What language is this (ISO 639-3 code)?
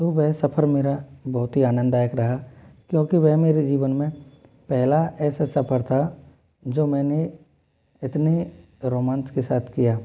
hin